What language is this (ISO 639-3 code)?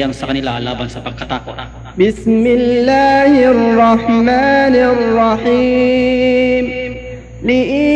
fil